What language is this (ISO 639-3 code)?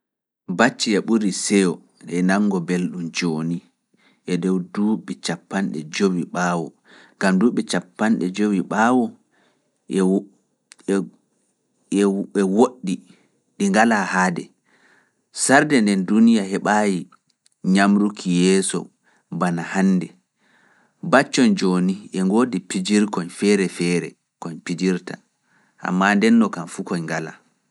ful